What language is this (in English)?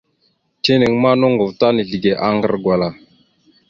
Mada (Cameroon)